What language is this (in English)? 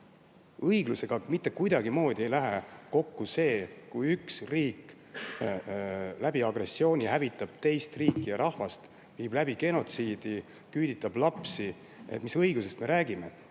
Estonian